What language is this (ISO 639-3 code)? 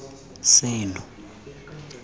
tsn